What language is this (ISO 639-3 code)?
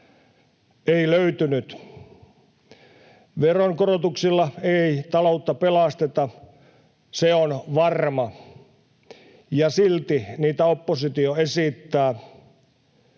fin